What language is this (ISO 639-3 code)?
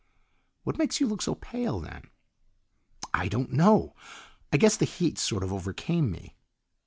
eng